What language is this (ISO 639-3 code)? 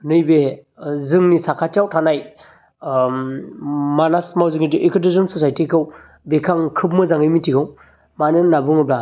brx